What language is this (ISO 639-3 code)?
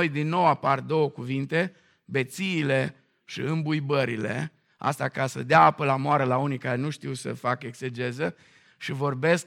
ron